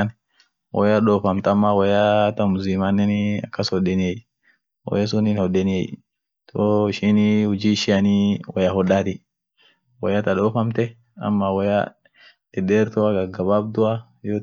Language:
Orma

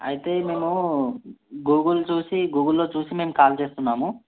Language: Telugu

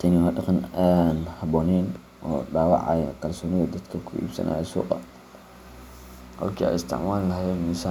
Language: Somali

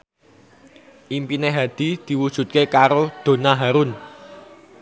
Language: Javanese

